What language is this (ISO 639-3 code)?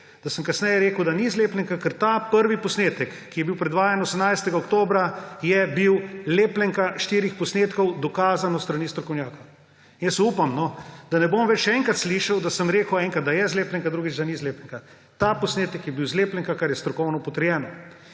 slv